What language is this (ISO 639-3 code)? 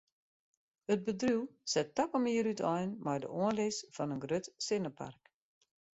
fry